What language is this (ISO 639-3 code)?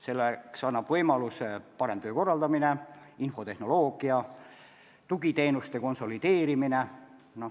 est